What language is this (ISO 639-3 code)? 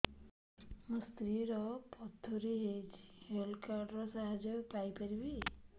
ori